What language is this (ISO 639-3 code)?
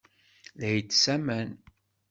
kab